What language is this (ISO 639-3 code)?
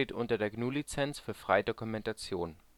deu